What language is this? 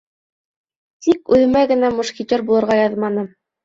Bashkir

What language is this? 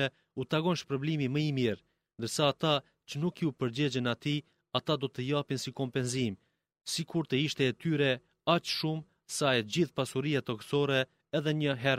Greek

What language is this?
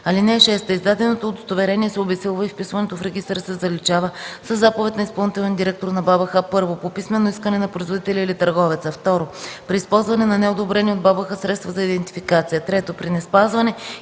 Bulgarian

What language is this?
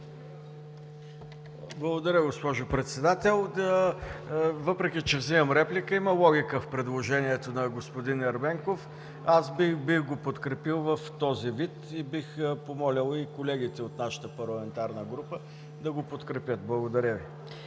Bulgarian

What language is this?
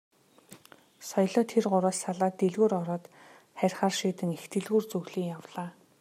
Mongolian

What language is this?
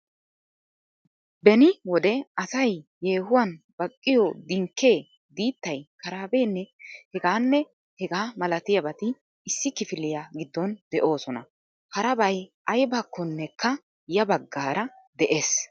Wolaytta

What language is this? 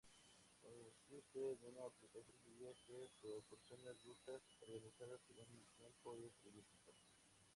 Spanish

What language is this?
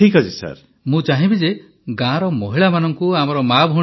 Odia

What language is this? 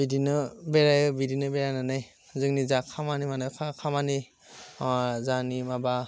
Bodo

